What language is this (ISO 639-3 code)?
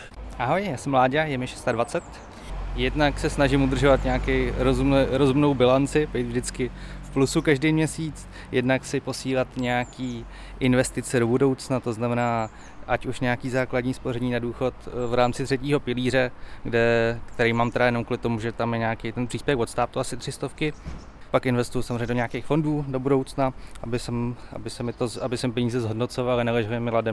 ces